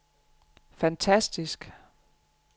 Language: Danish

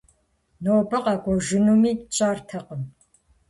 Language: Kabardian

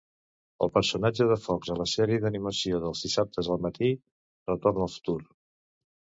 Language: Catalan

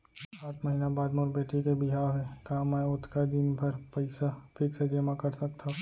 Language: Chhattisgarhi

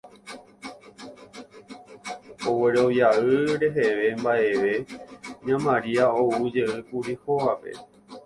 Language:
Guarani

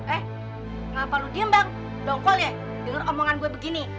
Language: Indonesian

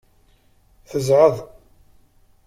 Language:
Kabyle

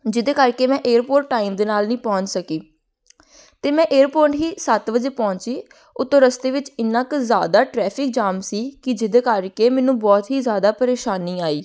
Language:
Punjabi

